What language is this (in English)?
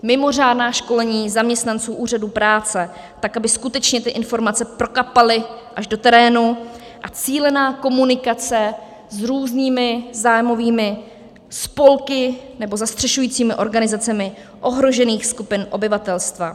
Czech